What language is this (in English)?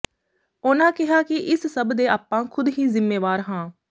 Punjabi